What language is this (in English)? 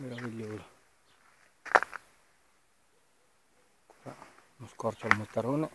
Italian